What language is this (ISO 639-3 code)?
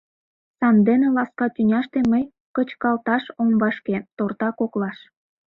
chm